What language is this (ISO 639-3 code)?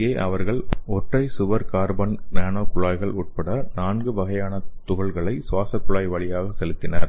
tam